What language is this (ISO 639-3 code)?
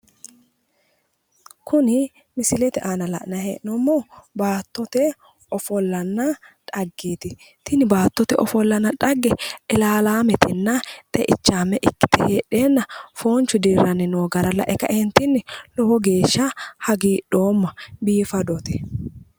sid